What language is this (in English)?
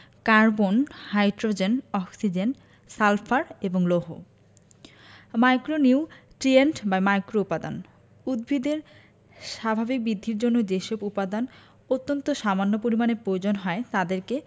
Bangla